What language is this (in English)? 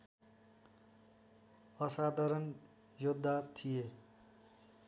Nepali